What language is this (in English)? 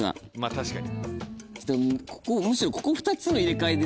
Japanese